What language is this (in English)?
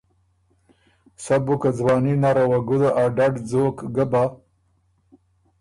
Ormuri